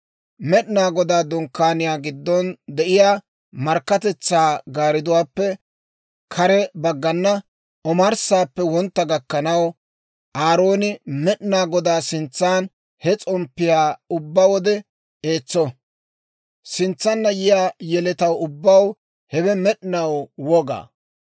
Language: Dawro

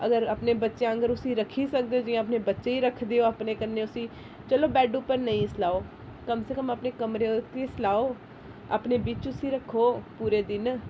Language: Dogri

